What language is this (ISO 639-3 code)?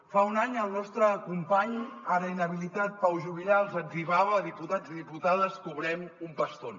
cat